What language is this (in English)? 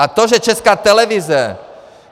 Czech